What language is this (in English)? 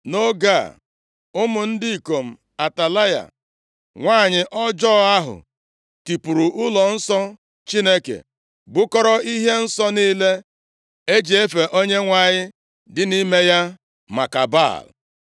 Igbo